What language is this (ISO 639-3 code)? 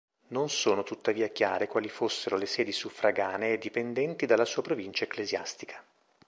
ita